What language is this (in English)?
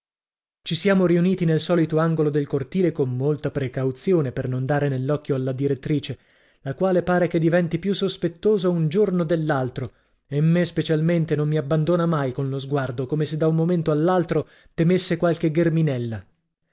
Italian